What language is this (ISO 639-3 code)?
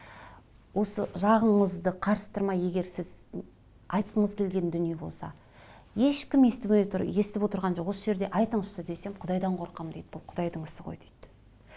kaz